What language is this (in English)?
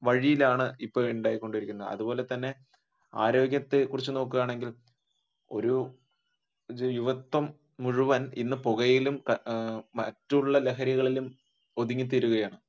Malayalam